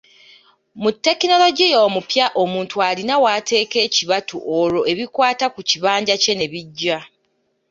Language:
Ganda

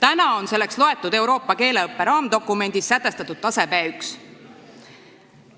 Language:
Estonian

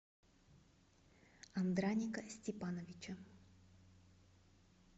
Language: Russian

